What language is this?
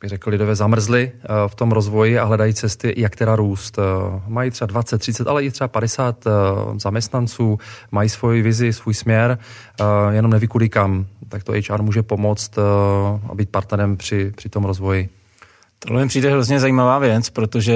Czech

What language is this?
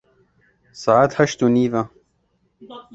Kurdish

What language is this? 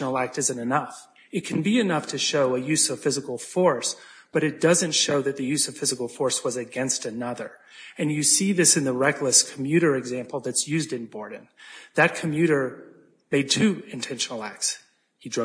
English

